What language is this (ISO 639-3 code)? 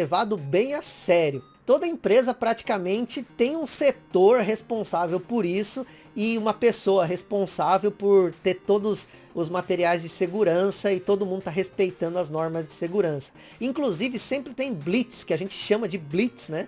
por